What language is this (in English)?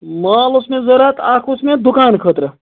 Kashmiri